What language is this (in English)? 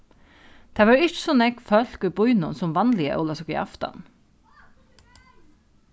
Faroese